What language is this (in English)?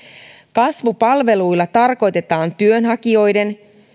Finnish